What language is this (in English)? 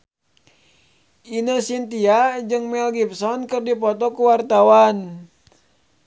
Sundanese